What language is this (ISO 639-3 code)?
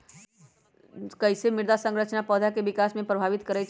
mag